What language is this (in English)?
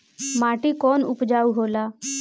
Bhojpuri